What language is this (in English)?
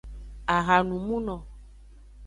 Aja (Benin)